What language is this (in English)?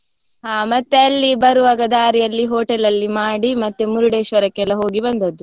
Kannada